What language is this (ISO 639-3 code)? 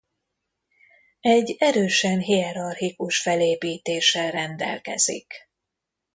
hun